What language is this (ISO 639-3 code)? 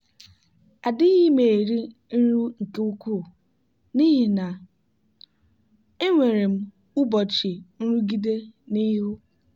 ibo